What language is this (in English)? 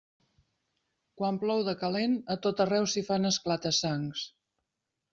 Catalan